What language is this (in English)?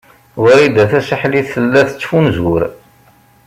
Kabyle